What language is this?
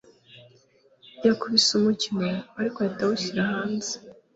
Kinyarwanda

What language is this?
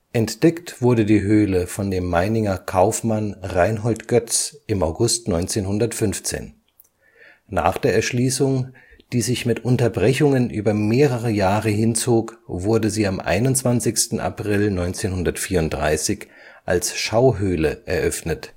German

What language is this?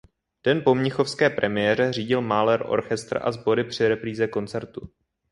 Czech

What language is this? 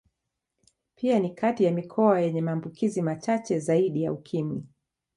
Swahili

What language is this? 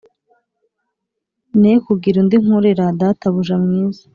Kinyarwanda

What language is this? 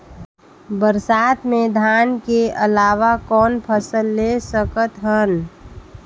Chhattisgarhi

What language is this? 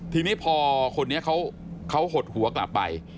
Thai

